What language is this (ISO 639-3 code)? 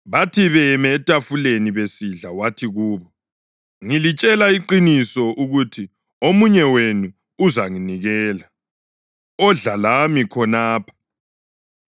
nde